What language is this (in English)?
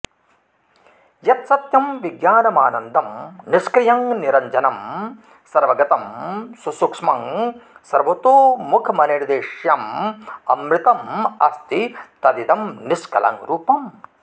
Sanskrit